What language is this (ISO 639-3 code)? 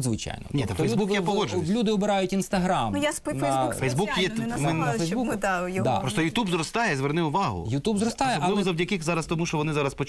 ukr